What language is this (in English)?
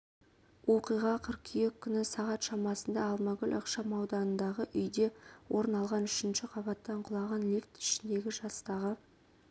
Kazakh